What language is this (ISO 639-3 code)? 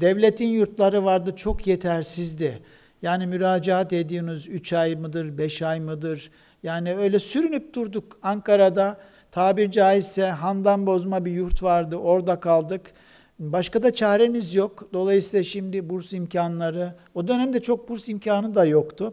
tur